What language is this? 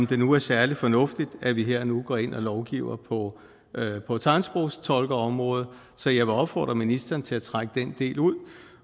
Danish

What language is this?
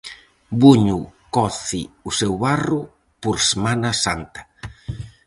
Galician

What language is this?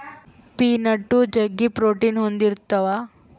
Kannada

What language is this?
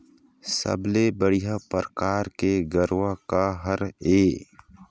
Chhattisgarhi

